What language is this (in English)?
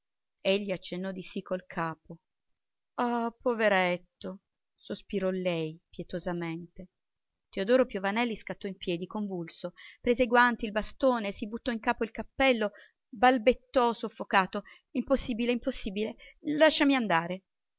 Italian